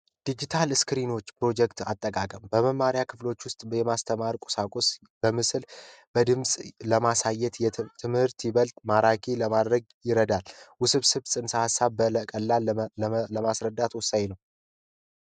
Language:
Amharic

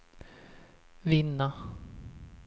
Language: Swedish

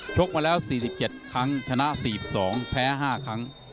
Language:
Thai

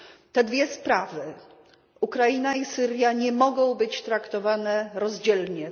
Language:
Polish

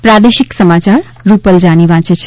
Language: Gujarati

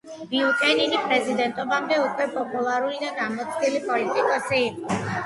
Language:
Georgian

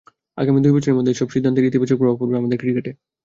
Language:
Bangla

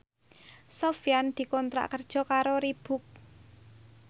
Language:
Javanese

